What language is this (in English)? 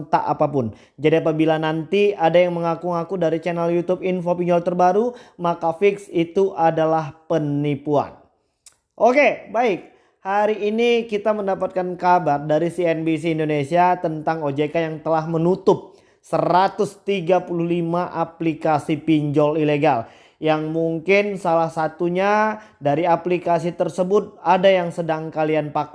Indonesian